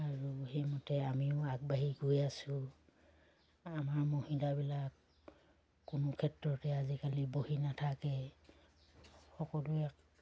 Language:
Assamese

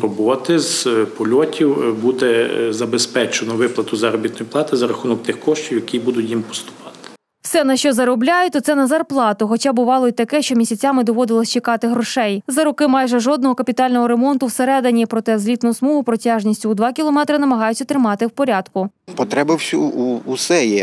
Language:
Ukrainian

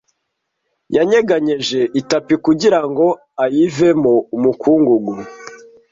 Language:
Kinyarwanda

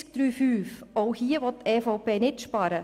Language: Swiss German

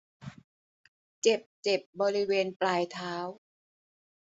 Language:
Thai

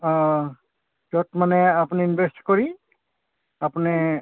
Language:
Assamese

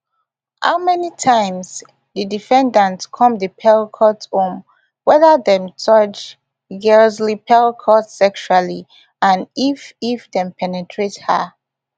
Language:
Nigerian Pidgin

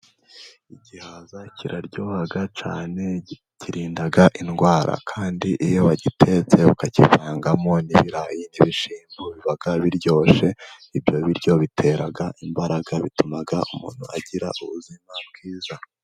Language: Kinyarwanda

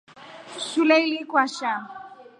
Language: Rombo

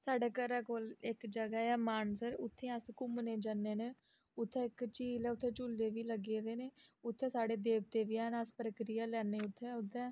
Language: Dogri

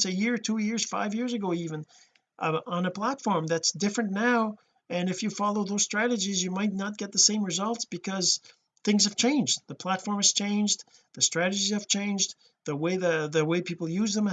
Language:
English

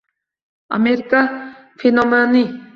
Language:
Uzbek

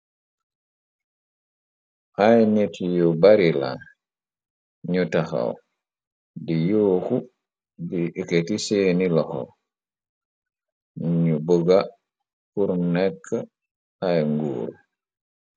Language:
Wolof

